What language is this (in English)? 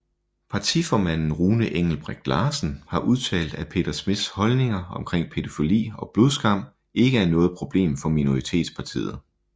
Danish